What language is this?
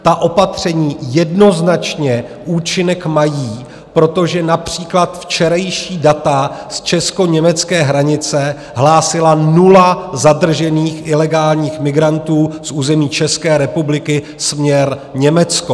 Czech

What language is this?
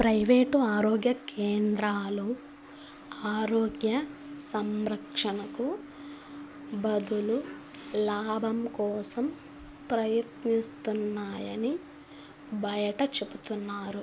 Telugu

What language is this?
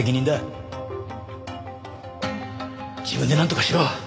Japanese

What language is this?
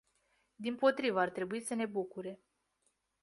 Romanian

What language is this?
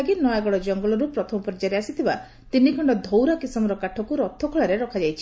Odia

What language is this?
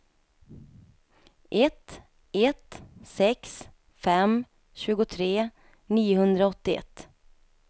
Swedish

